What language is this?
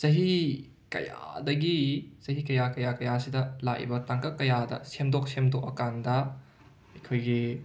Manipuri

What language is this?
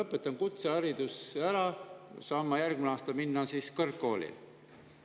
Estonian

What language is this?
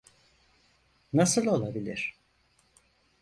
Turkish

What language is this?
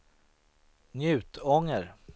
Swedish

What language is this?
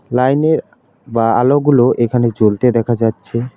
Bangla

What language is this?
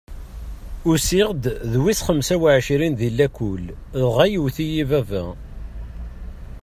Kabyle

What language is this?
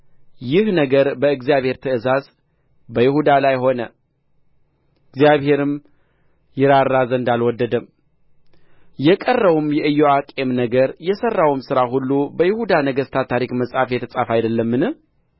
Amharic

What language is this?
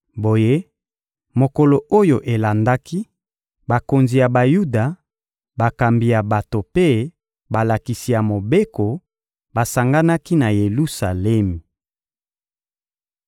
Lingala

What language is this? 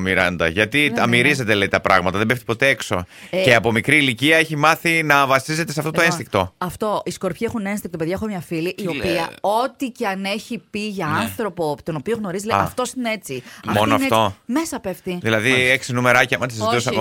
Greek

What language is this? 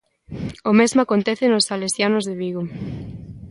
Galician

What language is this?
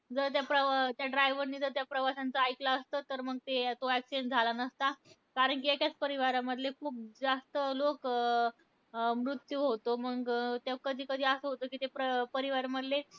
Marathi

